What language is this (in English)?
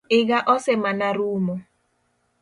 Luo (Kenya and Tanzania)